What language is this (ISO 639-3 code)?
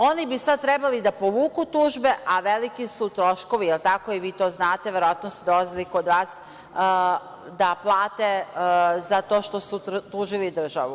srp